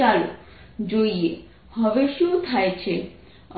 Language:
Gujarati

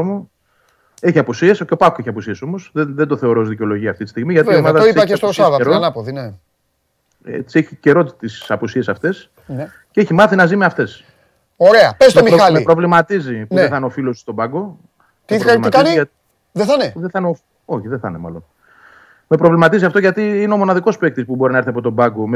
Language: Greek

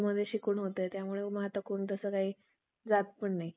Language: Marathi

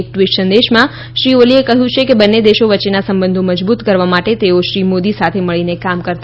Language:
Gujarati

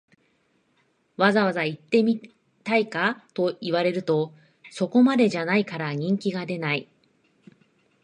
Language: Japanese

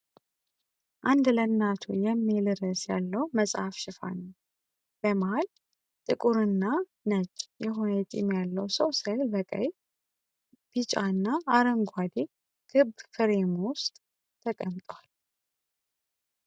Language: Amharic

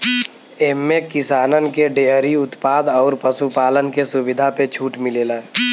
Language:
Bhojpuri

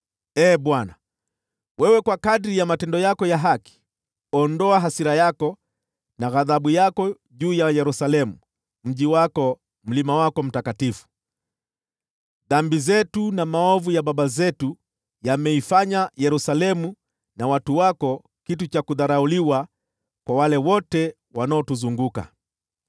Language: Swahili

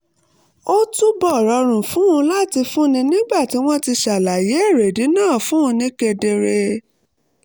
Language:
Yoruba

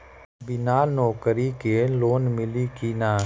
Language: Bhojpuri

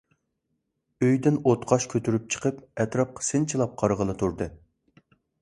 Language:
Uyghur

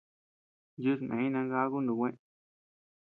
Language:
Tepeuxila Cuicatec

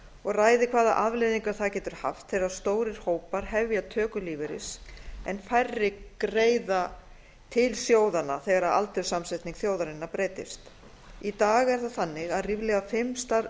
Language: Icelandic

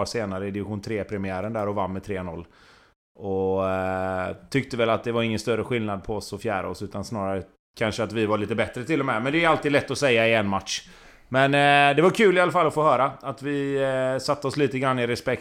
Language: Swedish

